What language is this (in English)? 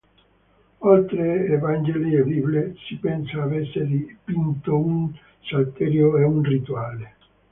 Italian